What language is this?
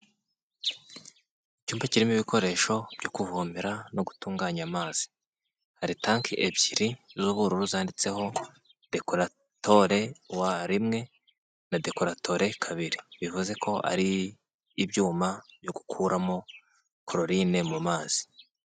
Kinyarwanda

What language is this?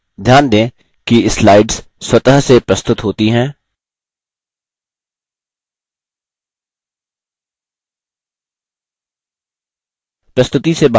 Hindi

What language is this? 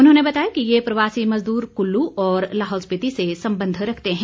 Hindi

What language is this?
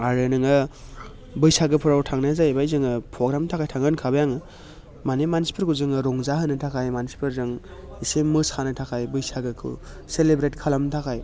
Bodo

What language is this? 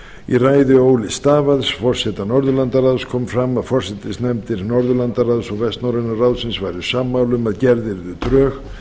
Icelandic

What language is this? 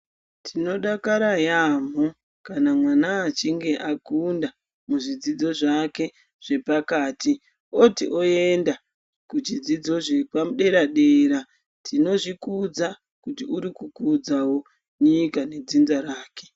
Ndau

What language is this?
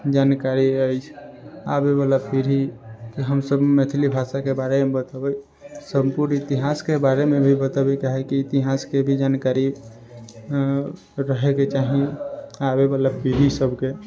Maithili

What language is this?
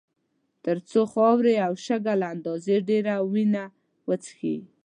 Pashto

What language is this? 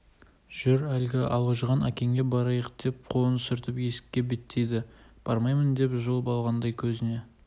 Kazakh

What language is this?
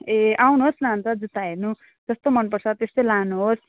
Nepali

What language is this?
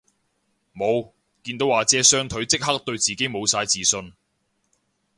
Cantonese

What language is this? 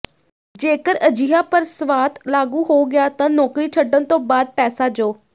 Punjabi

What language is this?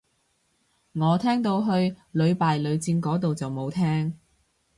Cantonese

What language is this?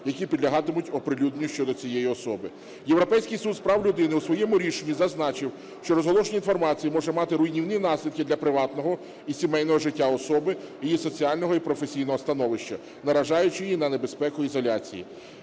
Ukrainian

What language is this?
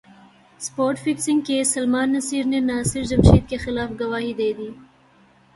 Urdu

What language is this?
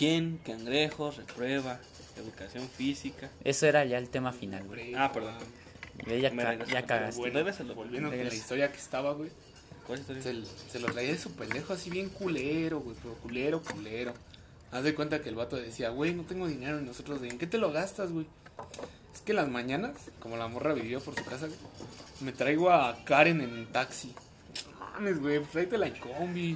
Spanish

